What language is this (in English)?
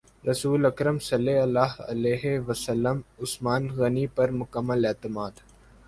Urdu